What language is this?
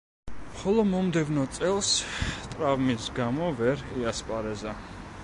Georgian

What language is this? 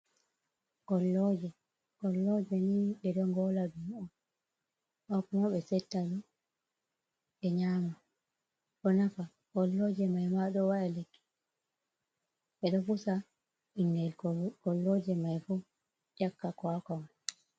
Fula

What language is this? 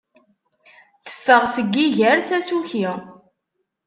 Kabyle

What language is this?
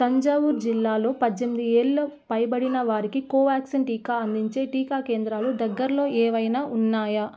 Telugu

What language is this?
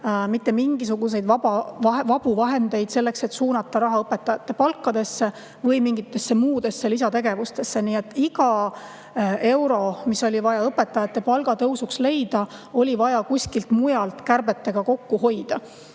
Estonian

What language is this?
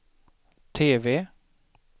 Swedish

